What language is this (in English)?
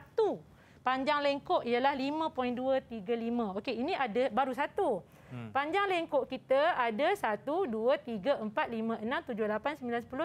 Malay